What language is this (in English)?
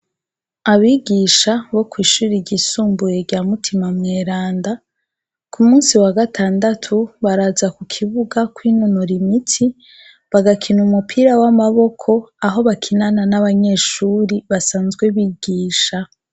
Rundi